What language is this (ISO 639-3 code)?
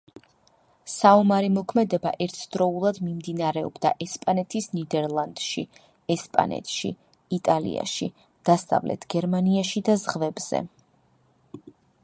kat